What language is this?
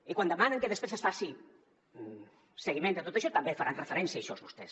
Catalan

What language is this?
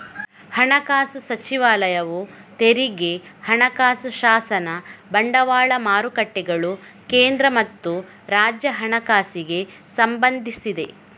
Kannada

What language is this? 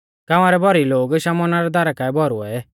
Mahasu Pahari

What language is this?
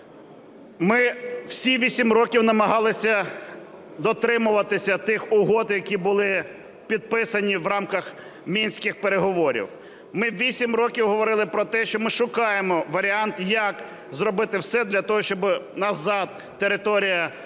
Ukrainian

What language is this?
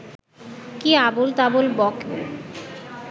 Bangla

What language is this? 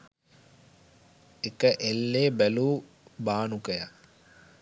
Sinhala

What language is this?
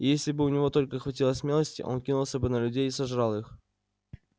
Russian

